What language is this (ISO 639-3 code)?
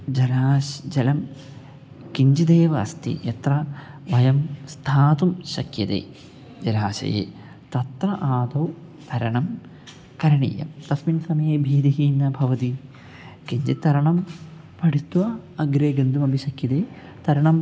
san